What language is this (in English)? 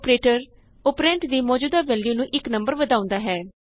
Punjabi